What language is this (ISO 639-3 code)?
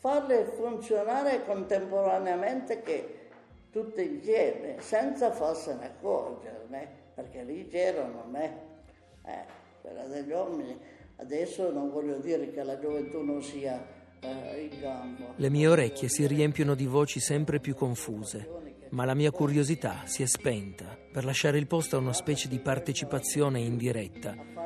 ita